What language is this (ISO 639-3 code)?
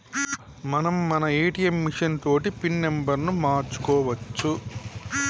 tel